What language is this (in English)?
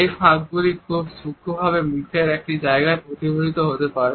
Bangla